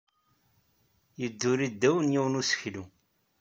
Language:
Kabyle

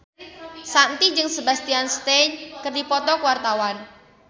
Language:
Sundanese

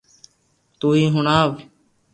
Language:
Loarki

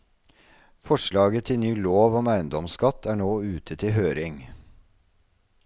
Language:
Norwegian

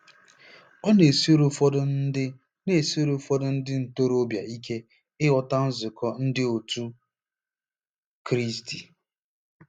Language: Igbo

